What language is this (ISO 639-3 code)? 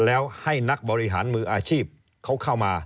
tha